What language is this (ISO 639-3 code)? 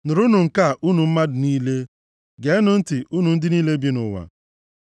ibo